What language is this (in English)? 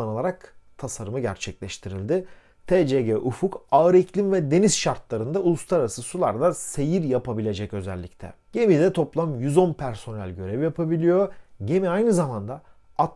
Turkish